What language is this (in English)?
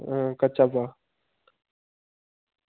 Dogri